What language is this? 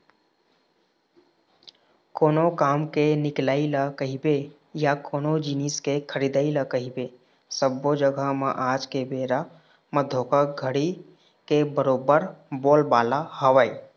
Chhattisgarhi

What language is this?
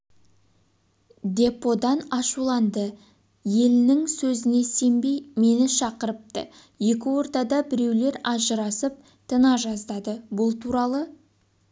Kazakh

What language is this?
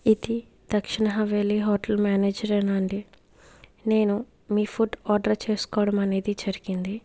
Telugu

